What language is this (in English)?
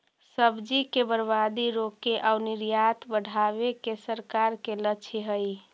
Magahi